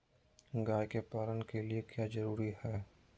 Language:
Magahi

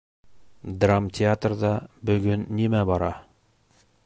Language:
Bashkir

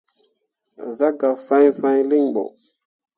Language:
Mundang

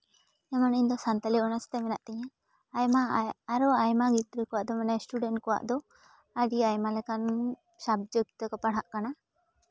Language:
Santali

